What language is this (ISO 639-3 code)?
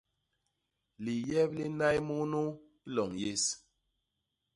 bas